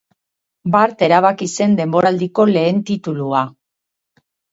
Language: Basque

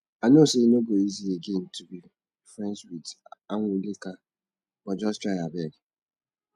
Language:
Nigerian Pidgin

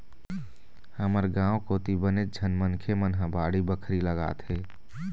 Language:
Chhattisgarhi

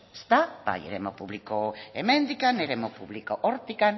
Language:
Basque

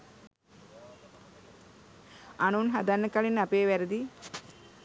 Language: Sinhala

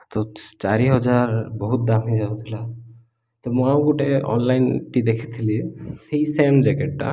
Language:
Odia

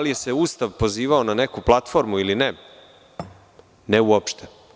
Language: Serbian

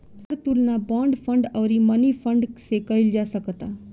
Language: Bhojpuri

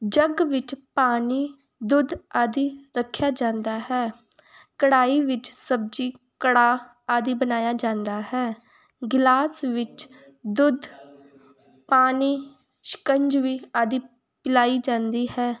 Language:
Punjabi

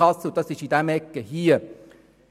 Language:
Swiss German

